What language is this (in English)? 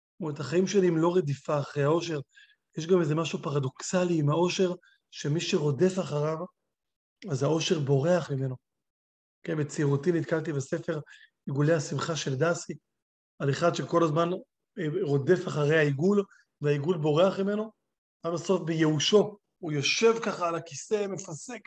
Hebrew